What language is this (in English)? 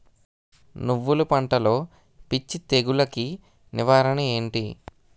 Telugu